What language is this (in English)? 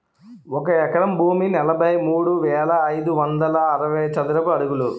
Telugu